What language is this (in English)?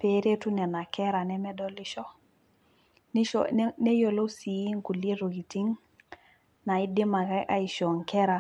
Masai